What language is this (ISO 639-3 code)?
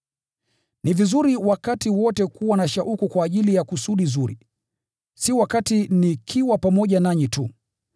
swa